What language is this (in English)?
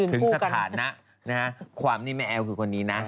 Thai